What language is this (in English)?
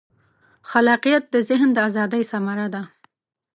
Pashto